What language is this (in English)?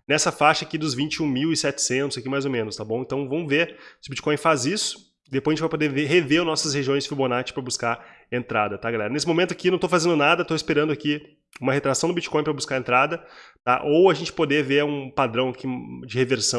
Portuguese